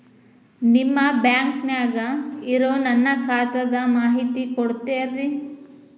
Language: Kannada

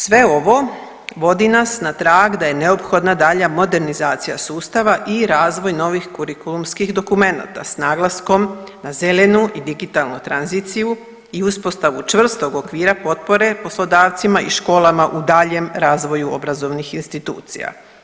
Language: Croatian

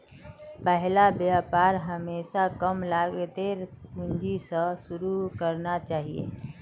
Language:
Magahi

